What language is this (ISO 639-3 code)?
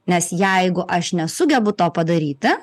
lit